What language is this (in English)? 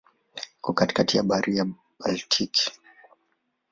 Swahili